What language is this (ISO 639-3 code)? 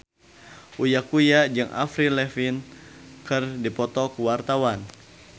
sun